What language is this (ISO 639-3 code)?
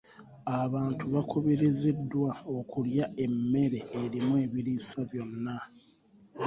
lug